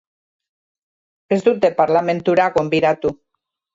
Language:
Basque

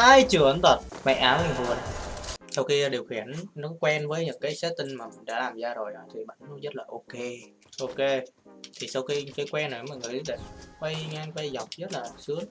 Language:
Vietnamese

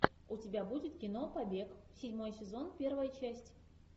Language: Russian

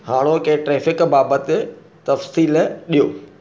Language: Sindhi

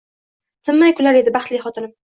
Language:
Uzbek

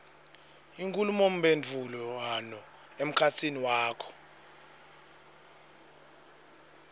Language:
Swati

